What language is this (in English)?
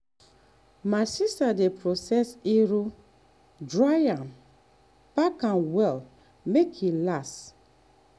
Nigerian Pidgin